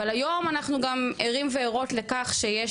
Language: Hebrew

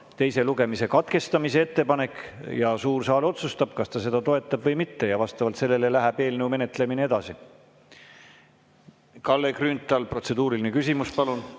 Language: Estonian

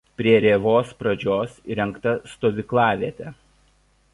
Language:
Lithuanian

